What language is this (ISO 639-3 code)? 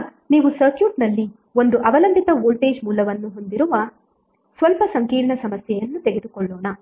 kan